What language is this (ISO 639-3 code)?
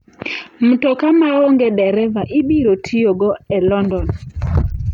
luo